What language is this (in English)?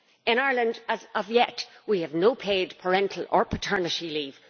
English